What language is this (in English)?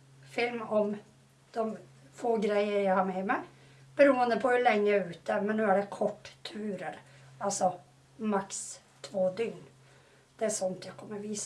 Swedish